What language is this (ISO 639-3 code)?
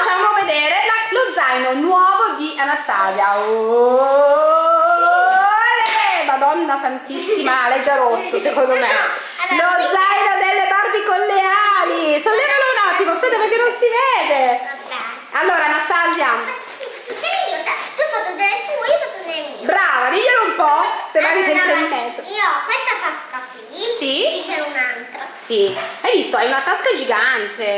ita